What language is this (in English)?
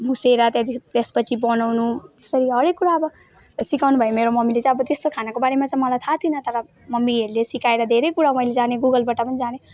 Nepali